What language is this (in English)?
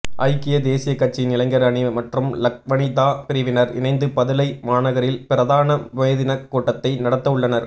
Tamil